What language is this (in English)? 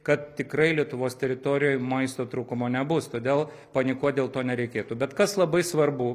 Lithuanian